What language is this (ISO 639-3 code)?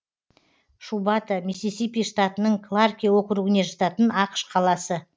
kaz